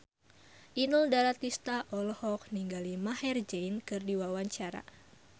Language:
Sundanese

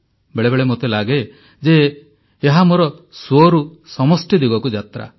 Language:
Odia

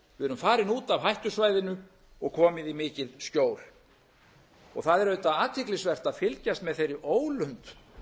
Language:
Icelandic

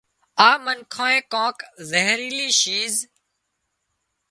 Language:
Wadiyara Koli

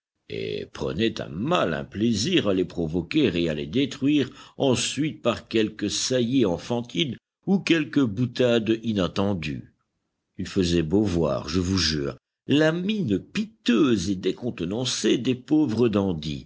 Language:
French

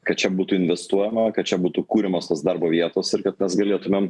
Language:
Lithuanian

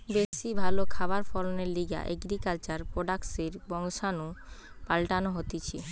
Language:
Bangla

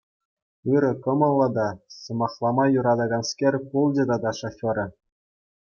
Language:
Chuvash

